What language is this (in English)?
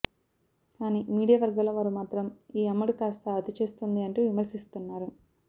Telugu